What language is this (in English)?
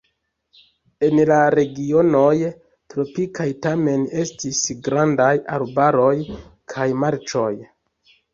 Esperanto